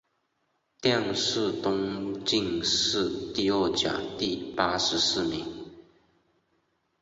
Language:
Chinese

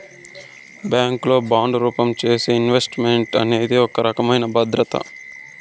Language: Telugu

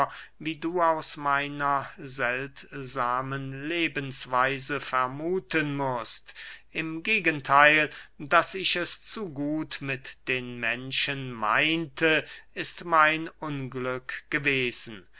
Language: German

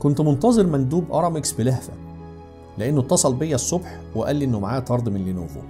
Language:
Arabic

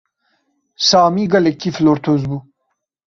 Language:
Kurdish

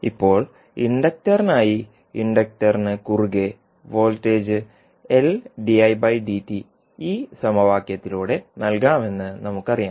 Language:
Malayalam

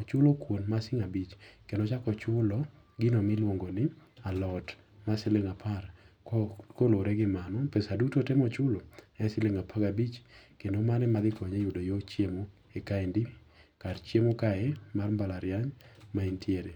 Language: Luo (Kenya and Tanzania)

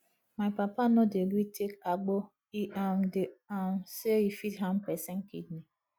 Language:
Nigerian Pidgin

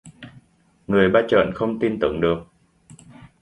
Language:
Vietnamese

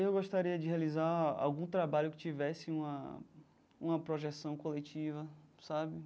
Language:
Portuguese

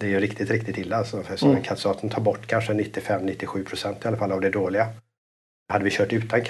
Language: Swedish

